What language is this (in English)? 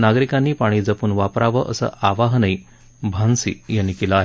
Marathi